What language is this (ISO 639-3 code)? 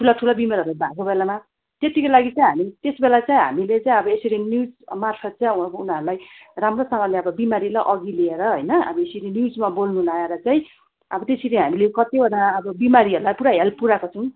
nep